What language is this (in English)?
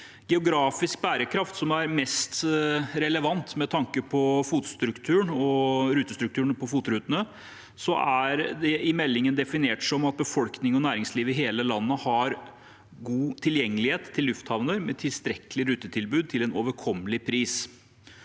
Norwegian